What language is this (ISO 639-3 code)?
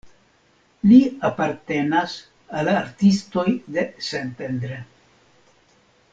epo